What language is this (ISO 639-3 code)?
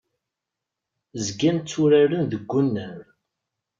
kab